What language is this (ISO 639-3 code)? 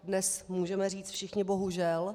ces